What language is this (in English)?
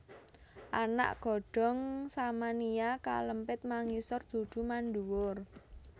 Javanese